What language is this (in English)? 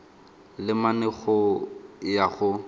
Tswana